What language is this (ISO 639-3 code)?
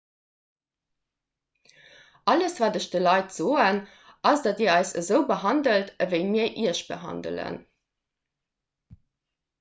ltz